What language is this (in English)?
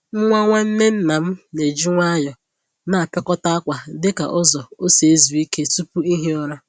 Igbo